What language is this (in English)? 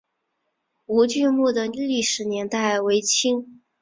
Chinese